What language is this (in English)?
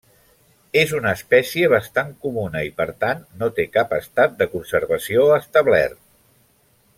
Catalan